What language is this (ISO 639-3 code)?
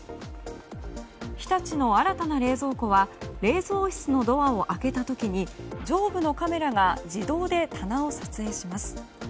jpn